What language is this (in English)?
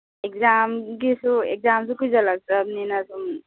Manipuri